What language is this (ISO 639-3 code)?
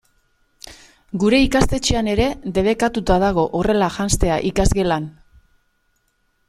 eus